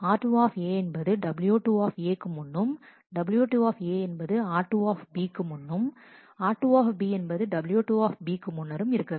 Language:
Tamil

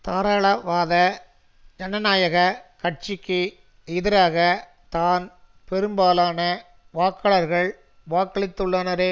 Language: Tamil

